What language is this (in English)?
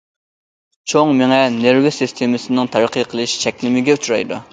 Uyghur